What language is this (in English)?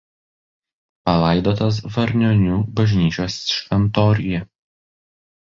Lithuanian